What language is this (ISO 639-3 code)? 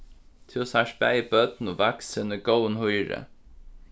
fao